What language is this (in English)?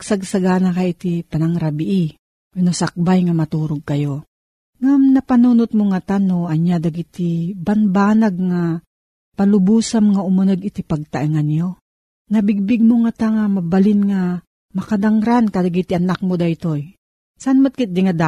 Filipino